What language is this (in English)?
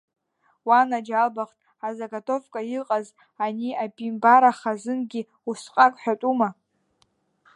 Abkhazian